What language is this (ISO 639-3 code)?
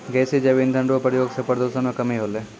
mai